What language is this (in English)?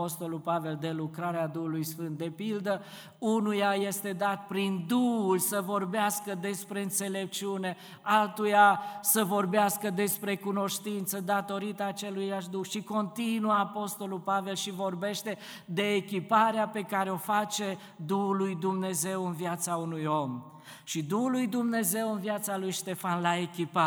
Romanian